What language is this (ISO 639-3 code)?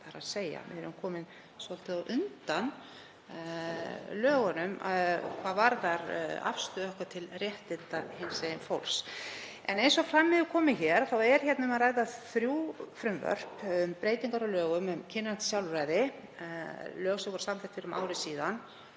isl